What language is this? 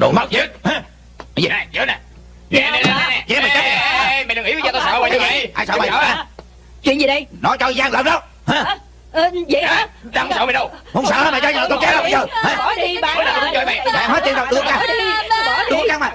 Vietnamese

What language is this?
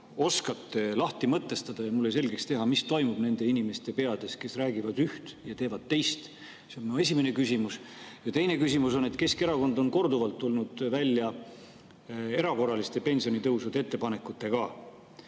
Estonian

